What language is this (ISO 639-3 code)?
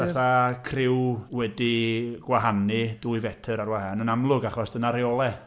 cym